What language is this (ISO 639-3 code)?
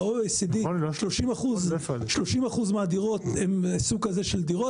heb